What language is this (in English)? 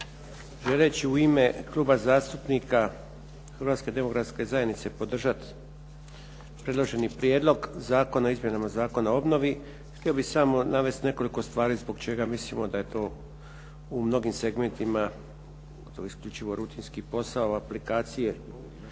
Croatian